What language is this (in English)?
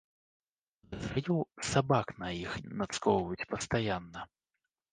Belarusian